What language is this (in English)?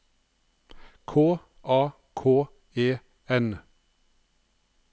Norwegian